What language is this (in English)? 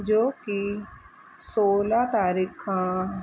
Sindhi